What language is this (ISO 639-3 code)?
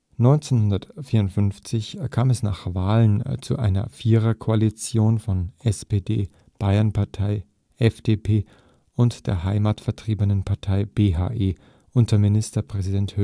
deu